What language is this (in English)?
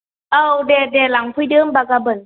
Bodo